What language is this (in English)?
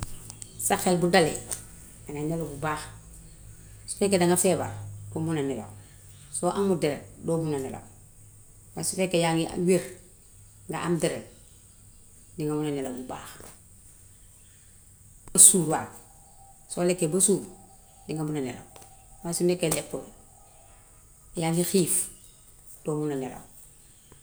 Gambian Wolof